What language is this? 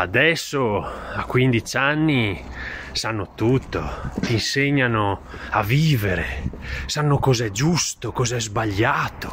Italian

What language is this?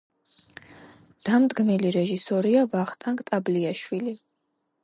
Georgian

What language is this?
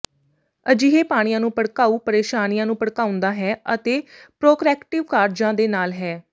Punjabi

